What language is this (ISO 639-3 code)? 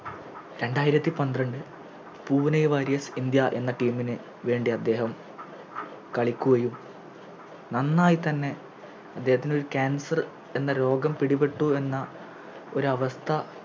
mal